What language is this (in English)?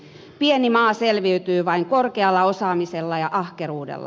Finnish